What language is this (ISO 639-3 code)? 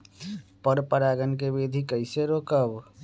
mag